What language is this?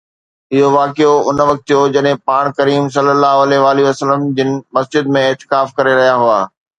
Sindhi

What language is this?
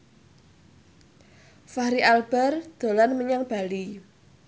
Javanese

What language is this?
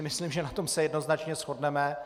Czech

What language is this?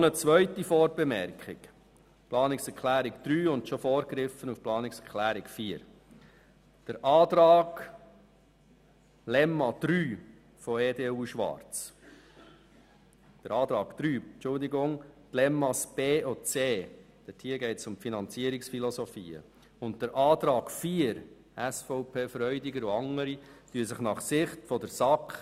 Swiss German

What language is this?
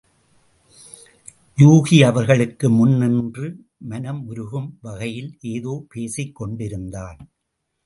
Tamil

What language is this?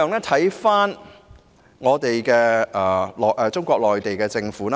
Cantonese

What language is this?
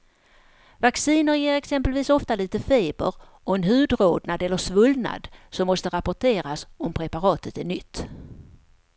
Swedish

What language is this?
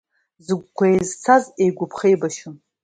Abkhazian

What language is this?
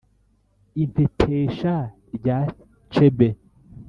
Kinyarwanda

